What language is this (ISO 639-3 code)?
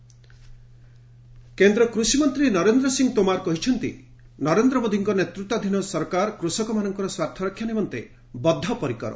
ori